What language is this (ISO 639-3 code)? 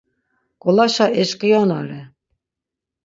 lzz